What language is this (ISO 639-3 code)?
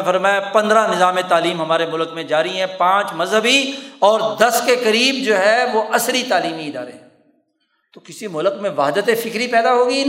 urd